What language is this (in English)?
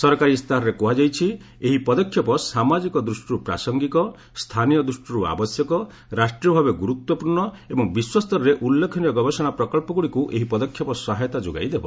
Odia